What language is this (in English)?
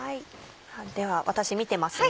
Japanese